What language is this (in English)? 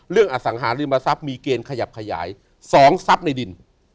Thai